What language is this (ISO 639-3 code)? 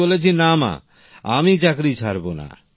ben